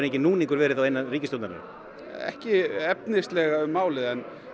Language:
Icelandic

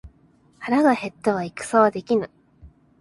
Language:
Japanese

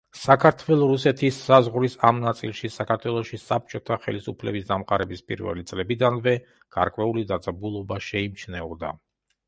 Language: Georgian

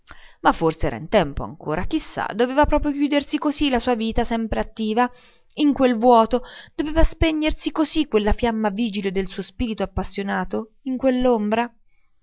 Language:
Italian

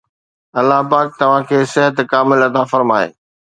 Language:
Sindhi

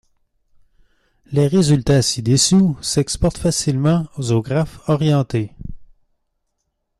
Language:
French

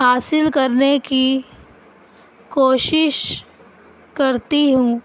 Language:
Urdu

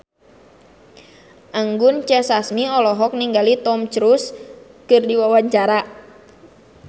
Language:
Sundanese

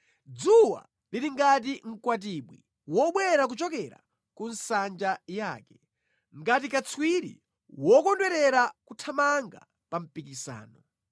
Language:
Nyanja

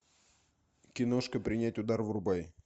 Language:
Russian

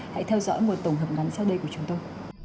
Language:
Vietnamese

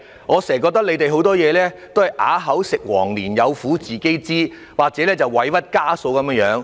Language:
Cantonese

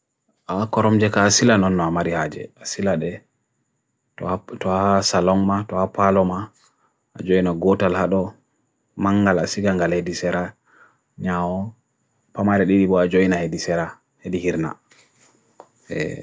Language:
Bagirmi Fulfulde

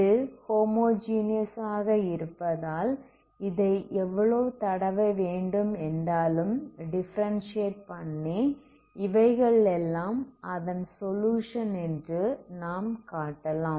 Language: Tamil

